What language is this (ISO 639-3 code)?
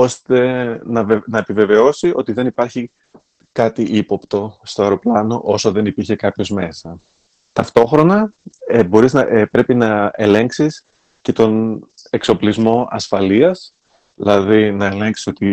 ell